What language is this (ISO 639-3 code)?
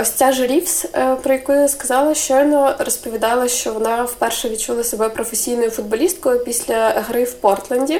ukr